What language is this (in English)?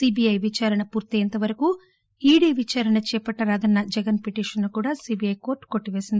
Telugu